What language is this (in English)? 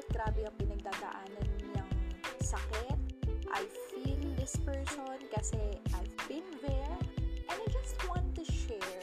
Filipino